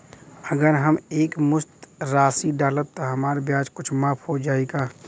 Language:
Bhojpuri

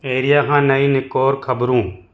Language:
Sindhi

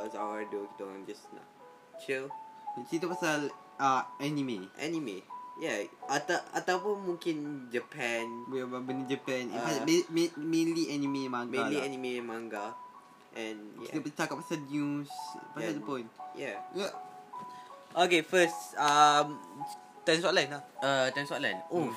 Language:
Malay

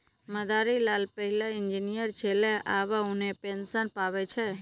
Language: Maithili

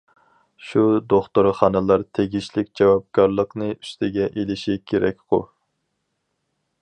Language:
Uyghur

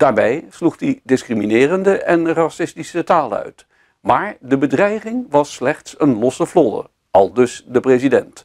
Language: Dutch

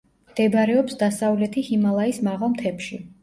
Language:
Georgian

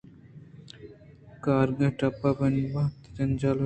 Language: Eastern Balochi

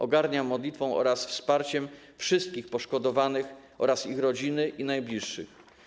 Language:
Polish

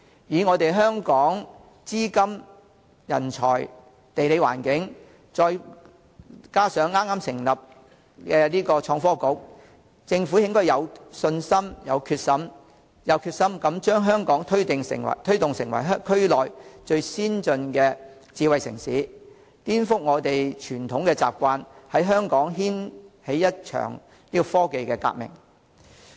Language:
Cantonese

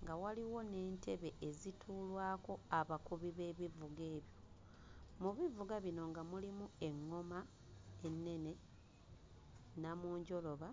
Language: Ganda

